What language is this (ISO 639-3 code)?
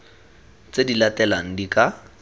tsn